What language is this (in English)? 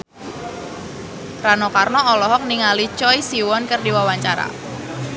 Sundanese